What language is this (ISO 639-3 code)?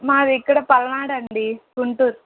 tel